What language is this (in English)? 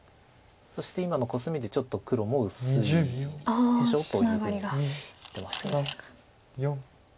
Japanese